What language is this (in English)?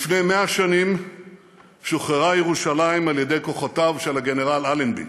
Hebrew